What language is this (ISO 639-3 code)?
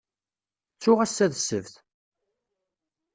kab